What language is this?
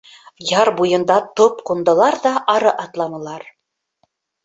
Bashkir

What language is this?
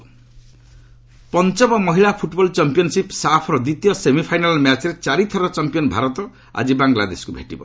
Odia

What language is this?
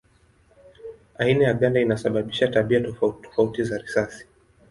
Swahili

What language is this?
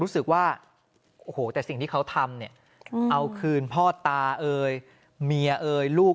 Thai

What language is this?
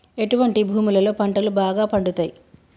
Telugu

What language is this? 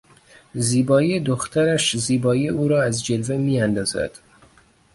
Persian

